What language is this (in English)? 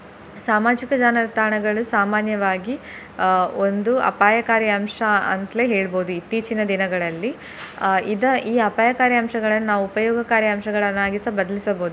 Kannada